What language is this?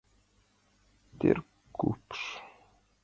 Mari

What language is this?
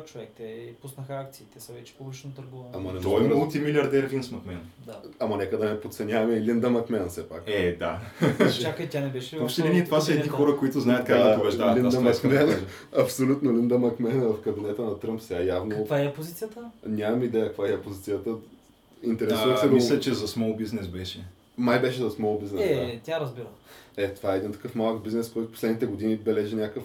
Bulgarian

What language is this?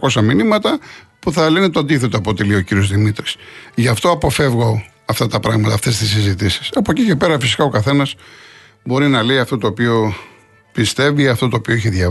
Greek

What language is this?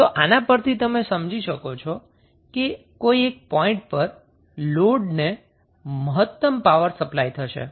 Gujarati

